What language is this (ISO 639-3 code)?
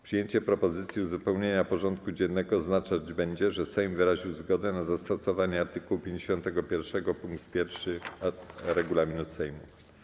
pol